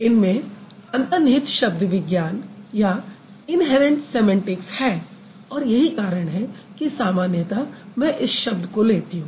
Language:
Hindi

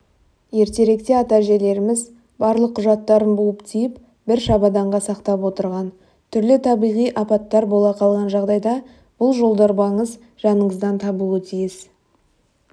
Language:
Kazakh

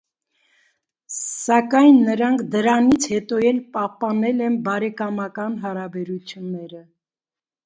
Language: Armenian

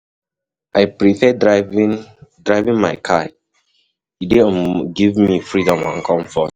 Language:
Nigerian Pidgin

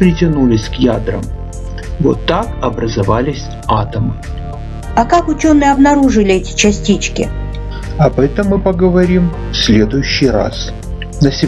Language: Russian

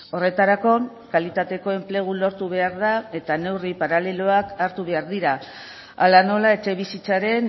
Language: Basque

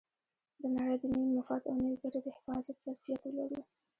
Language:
Pashto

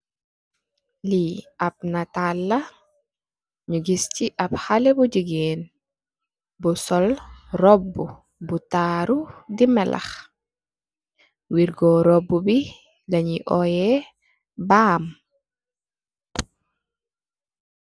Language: Wolof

